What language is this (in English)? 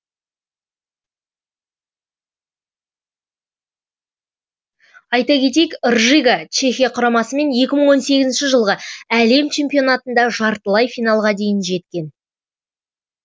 Kazakh